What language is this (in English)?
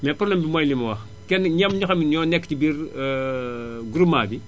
Wolof